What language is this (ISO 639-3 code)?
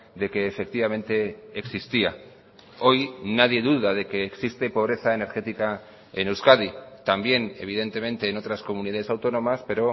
spa